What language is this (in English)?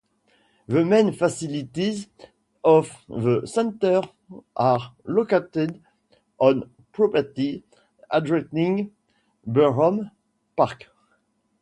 English